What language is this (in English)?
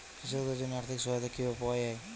Bangla